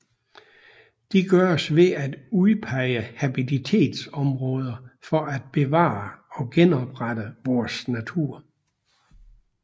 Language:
Danish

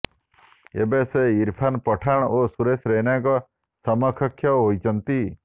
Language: Odia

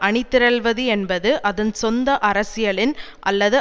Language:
Tamil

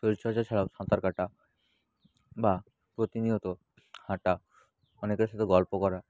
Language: Bangla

